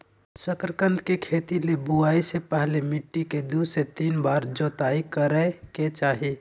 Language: Magahi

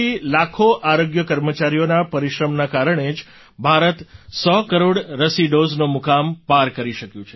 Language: Gujarati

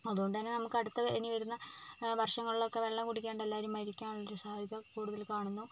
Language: Malayalam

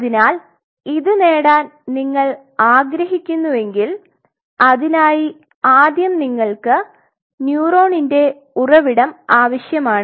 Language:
Malayalam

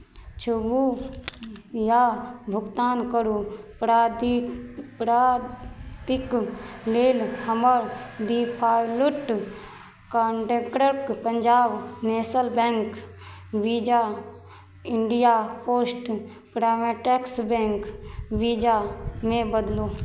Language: Maithili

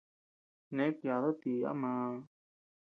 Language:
Tepeuxila Cuicatec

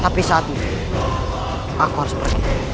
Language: Indonesian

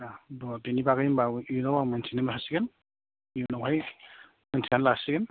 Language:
Bodo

